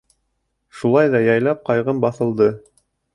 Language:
Bashkir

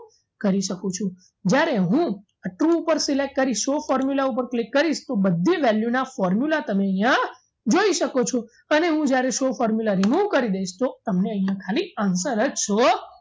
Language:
Gujarati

